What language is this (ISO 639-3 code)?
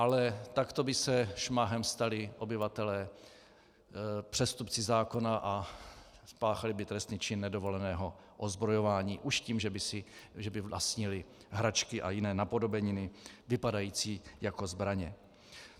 ces